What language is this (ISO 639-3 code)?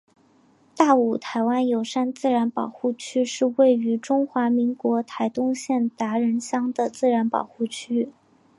zho